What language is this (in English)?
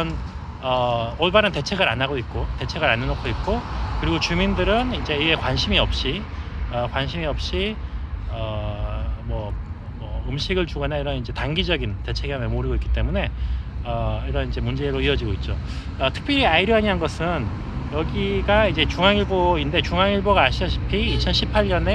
Korean